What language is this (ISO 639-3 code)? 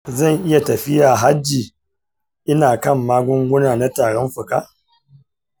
hau